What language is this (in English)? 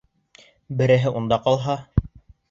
Bashkir